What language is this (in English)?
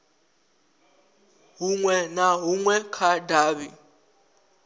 Venda